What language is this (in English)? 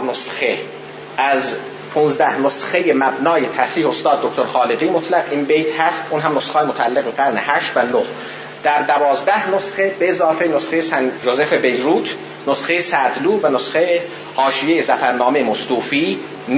Persian